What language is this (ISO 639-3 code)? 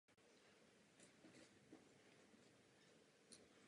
ces